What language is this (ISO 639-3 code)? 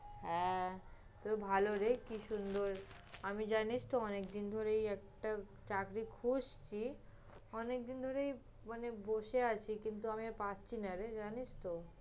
ben